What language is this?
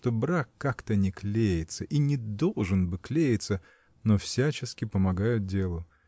Russian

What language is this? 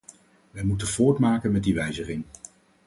Dutch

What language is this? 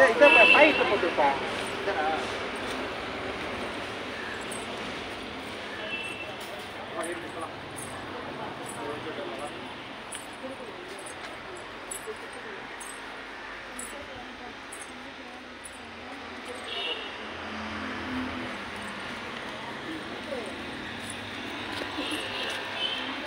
Indonesian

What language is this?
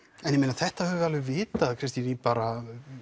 Icelandic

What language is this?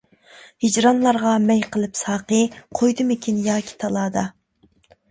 Uyghur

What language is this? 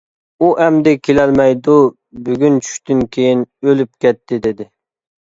Uyghur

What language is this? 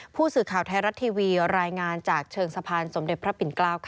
Thai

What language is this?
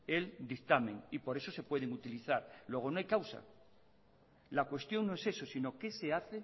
Spanish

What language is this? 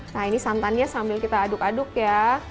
Indonesian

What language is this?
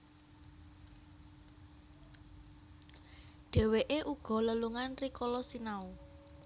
Javanese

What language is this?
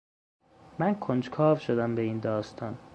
Persian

